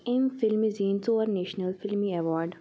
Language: Kashmiri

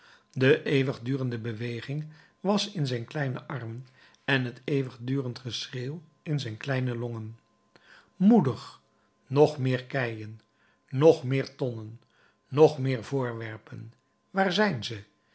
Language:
Dutch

